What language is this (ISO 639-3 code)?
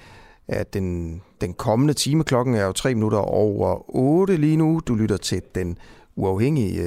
dan